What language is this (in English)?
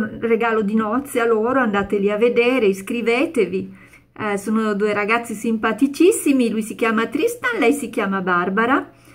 Italian